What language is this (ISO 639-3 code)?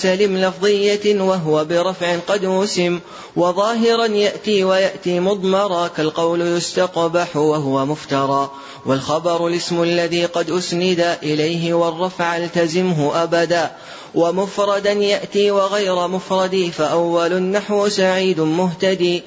ara